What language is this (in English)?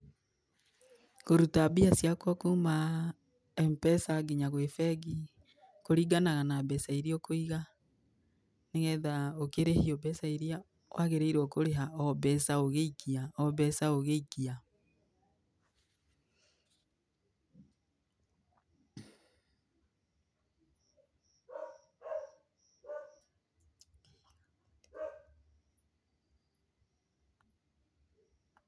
Kikuyu